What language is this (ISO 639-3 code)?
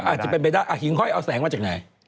tha